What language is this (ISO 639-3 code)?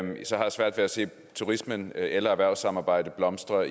dan